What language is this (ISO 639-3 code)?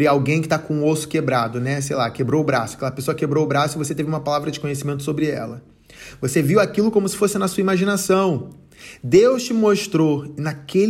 por